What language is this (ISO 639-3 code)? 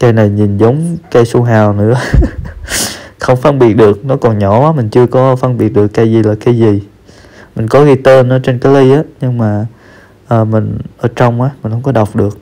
vie